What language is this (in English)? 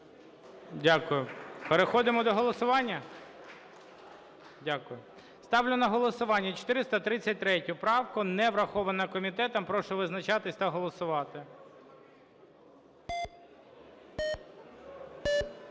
Ukrainian